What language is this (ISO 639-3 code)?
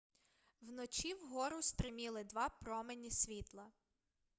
ukr